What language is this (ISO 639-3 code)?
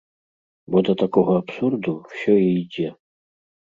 bel